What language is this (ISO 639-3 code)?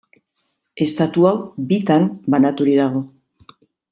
eus